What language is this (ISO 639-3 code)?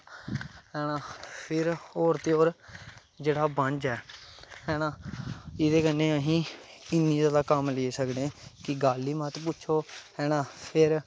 doi